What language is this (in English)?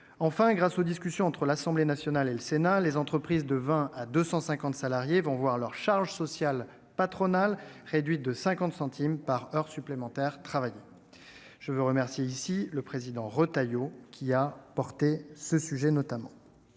French